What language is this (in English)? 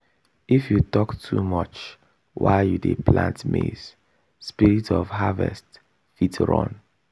Nigerian Pidgin